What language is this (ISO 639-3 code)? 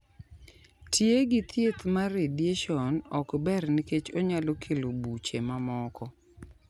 luo